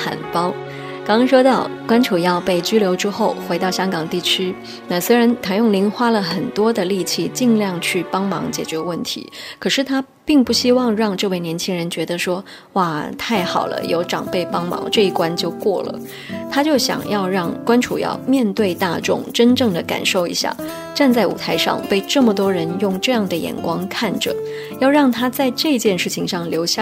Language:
Chinese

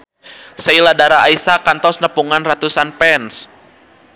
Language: Sundanese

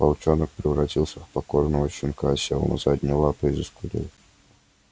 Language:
Russian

